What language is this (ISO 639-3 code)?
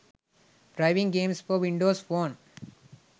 sin